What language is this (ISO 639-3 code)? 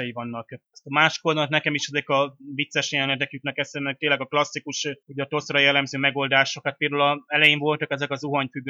hun